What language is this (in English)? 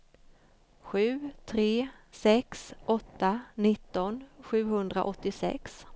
Swedish